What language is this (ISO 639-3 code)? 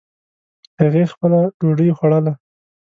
pus